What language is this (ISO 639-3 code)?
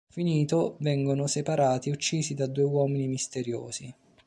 ita